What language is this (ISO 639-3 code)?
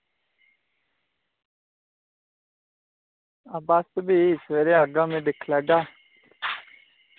doi